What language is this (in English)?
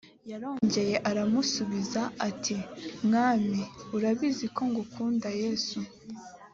Kinyarwanda